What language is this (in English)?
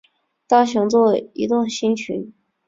Chinese